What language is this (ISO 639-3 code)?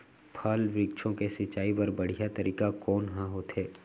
hne